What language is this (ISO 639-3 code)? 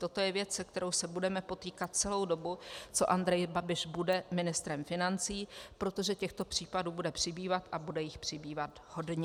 ces